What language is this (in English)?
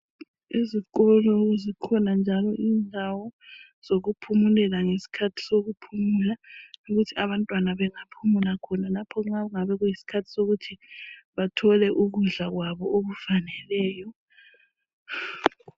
North Ndebele